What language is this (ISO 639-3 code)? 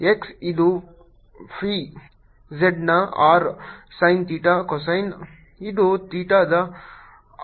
kan